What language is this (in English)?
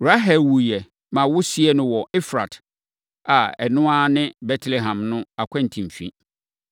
Akan